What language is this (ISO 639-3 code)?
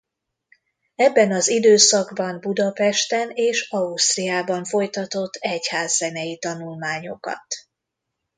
hun